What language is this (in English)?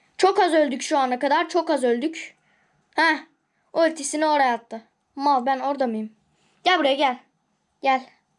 Turkish